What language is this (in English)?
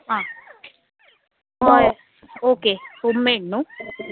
Konkani